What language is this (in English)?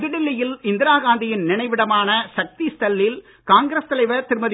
Tamil